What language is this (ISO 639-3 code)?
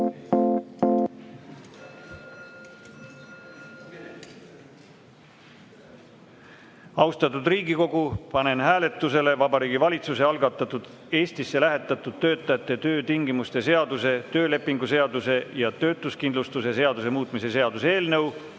est